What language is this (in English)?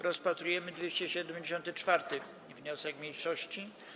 Polish